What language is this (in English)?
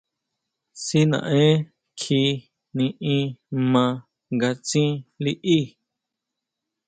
Huautla Mazatec